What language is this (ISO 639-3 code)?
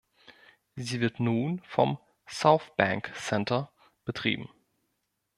deu